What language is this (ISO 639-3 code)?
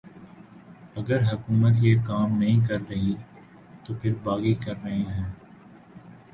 urd